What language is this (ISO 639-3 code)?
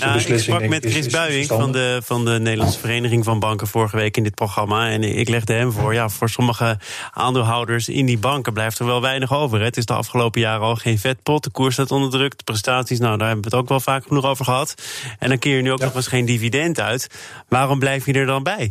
nld